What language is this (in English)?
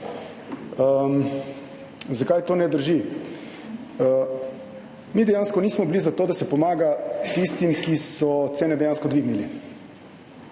Slovenian